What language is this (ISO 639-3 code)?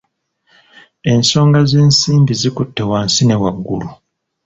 lug